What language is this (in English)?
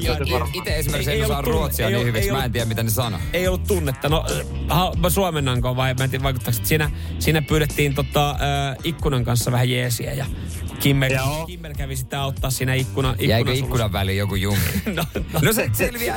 Finnish